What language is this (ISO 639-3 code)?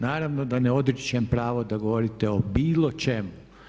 hrv